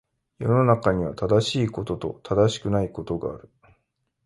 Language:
Japanese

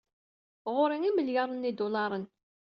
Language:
Kabyle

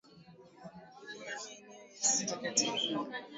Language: Swahili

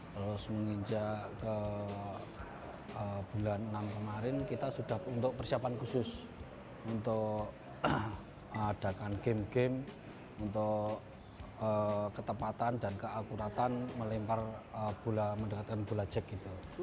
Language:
Indonesian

